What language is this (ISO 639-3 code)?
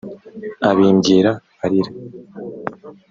kin